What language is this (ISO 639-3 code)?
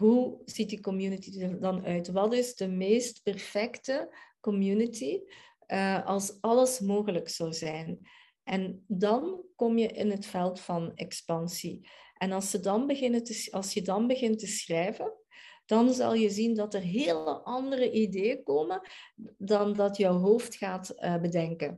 nld